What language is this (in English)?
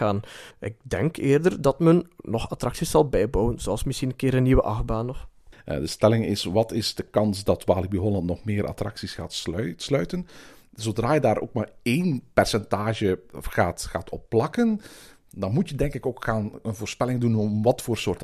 Dutch